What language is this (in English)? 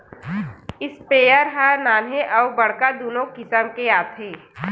Chhattisgarhi